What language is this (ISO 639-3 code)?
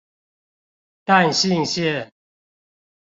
zho